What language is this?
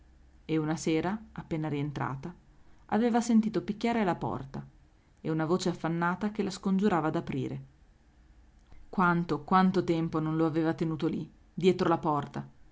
Italian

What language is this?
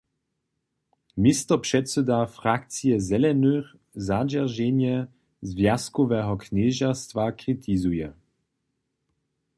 Upper Sorbian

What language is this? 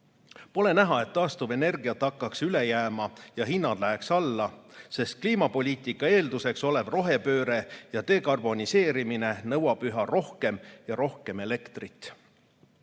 Estonian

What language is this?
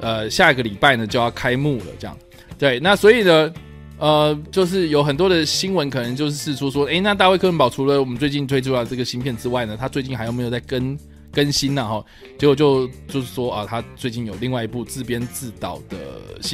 Chinese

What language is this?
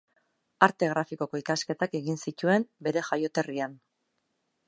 Basque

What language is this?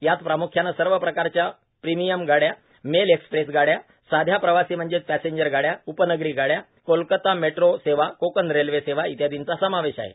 Marathi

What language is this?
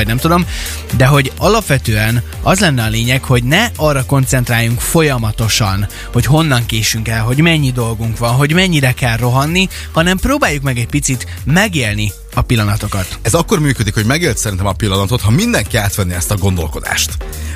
Hungarian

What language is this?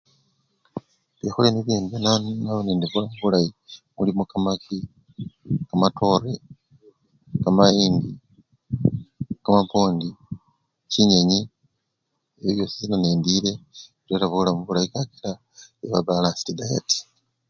Luyia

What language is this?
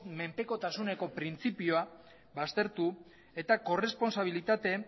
Basque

